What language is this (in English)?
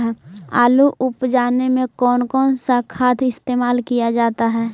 Magahi